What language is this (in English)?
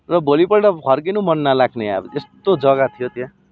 Nepali